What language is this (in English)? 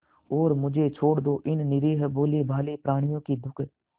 Hindi